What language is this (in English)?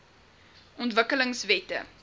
Afrikaans